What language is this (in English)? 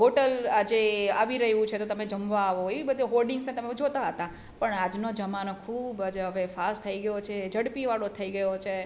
Gujarati